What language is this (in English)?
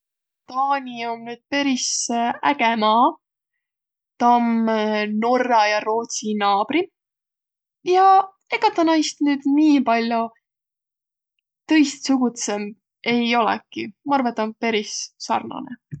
Võro